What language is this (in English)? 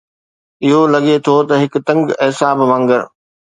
Sindhi